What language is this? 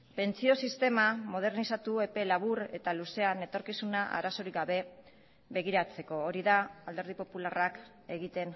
Basque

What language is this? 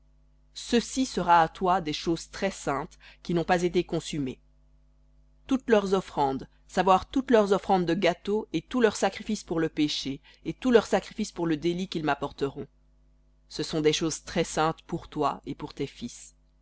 French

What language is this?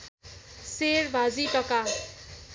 Nepali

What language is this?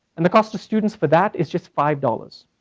English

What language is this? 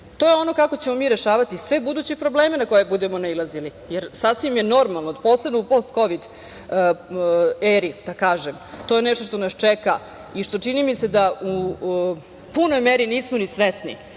Serbian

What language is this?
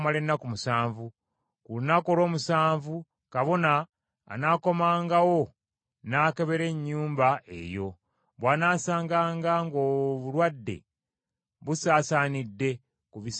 Ganda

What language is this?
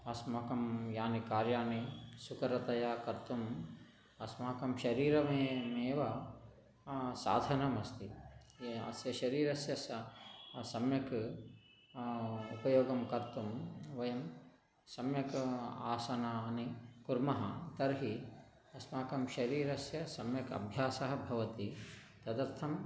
Sanskrit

